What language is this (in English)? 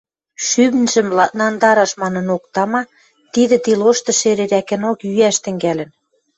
Western Mari